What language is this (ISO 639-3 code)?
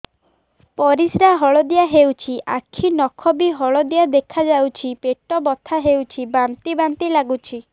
ori